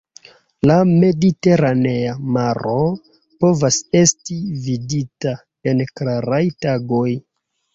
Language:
Esperanto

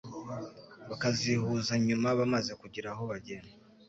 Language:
Kinyarwanda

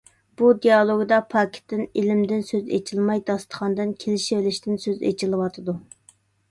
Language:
Uyghur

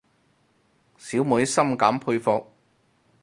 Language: Cantonese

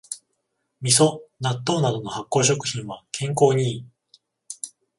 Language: Japanese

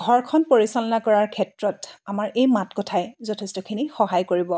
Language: Assamese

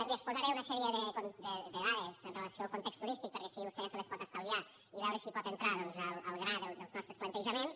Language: Catalan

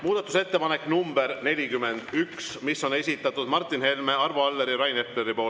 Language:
Estonian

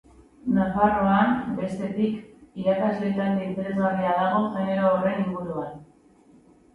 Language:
Basque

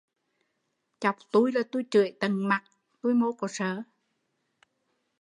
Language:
Vietnamese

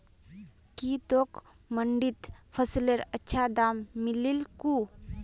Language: Magahi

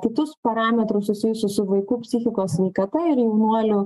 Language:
Lithuanian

